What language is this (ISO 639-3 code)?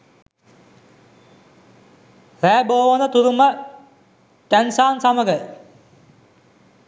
sin